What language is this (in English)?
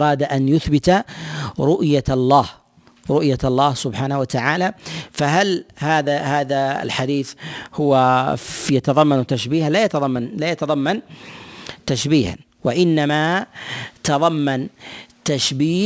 Arabic